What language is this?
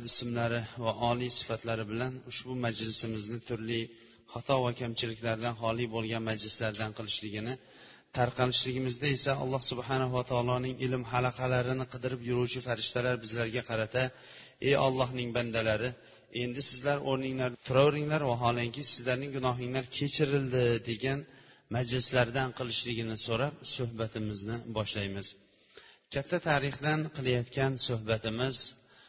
Bulgarian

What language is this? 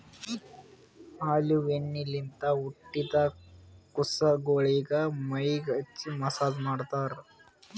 Kannada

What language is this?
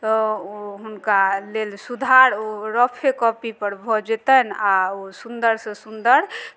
Maithili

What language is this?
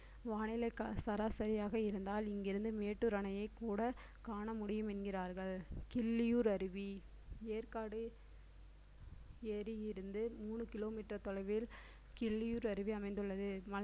Tamil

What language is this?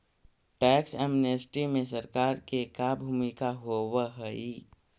Magahi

